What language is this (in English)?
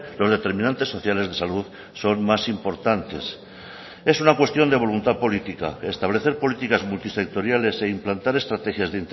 Spanish